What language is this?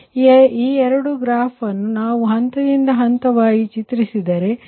Kannada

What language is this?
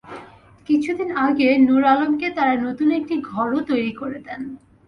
Bangla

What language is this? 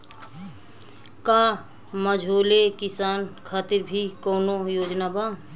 Bhojpuri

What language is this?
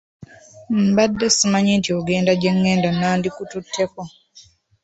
Ganda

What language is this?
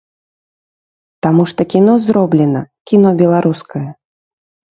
Belarusian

